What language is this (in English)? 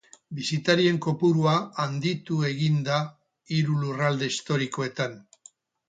Basque